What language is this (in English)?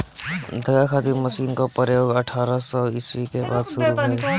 Bhojpuri